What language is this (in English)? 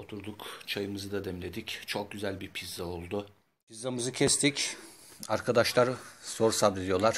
Turkish